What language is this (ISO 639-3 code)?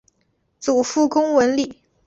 zho